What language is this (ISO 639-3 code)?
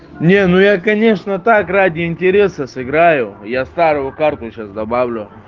rus